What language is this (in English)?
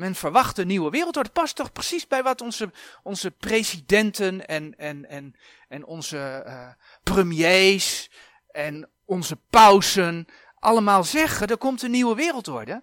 Dutch